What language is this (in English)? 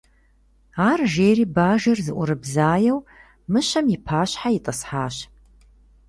Kabardian